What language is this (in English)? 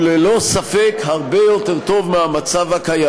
Hebrew